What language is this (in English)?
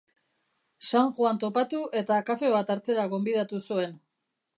Basque